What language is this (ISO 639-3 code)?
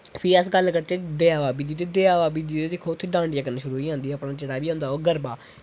doi